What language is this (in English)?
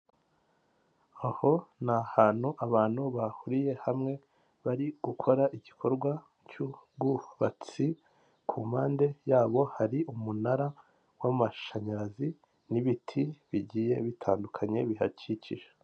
Kinyarwanda